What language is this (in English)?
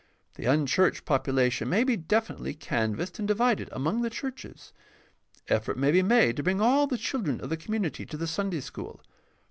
English